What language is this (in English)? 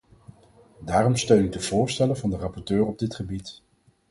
Dutch